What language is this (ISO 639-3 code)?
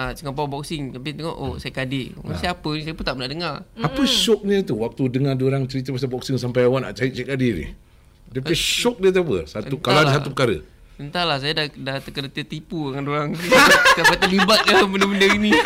msa